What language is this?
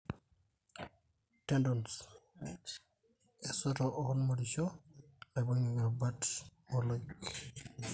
Masai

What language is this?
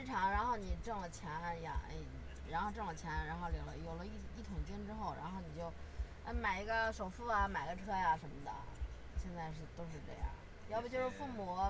Chinese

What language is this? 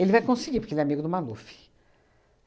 Portuguese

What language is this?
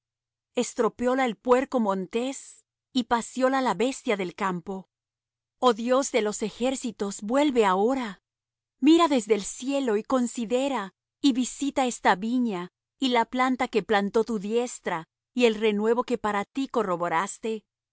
Spanish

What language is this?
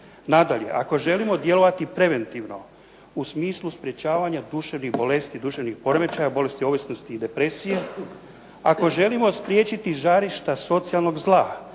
Croatian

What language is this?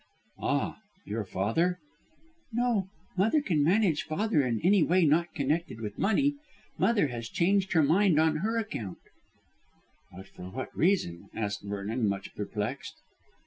English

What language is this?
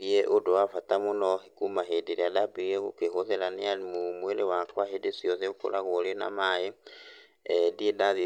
Kikuyu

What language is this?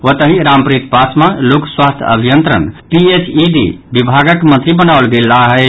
Maithili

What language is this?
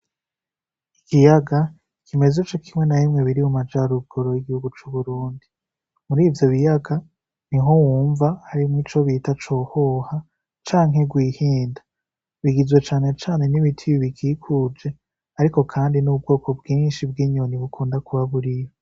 Rundi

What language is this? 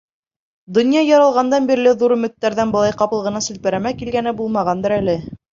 Bashkir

